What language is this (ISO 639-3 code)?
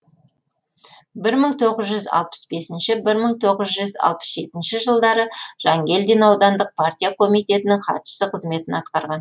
kaz